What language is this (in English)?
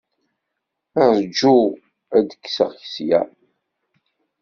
Kabyle